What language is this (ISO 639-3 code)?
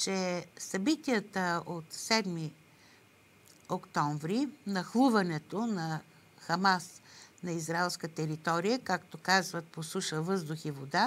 bul